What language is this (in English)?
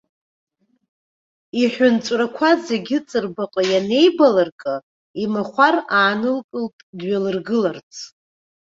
Abkhazian